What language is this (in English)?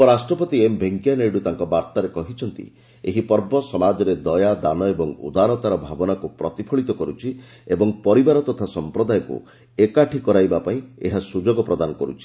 Odia